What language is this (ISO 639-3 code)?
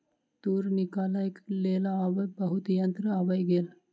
mai